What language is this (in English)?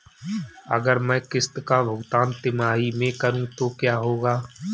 Hindi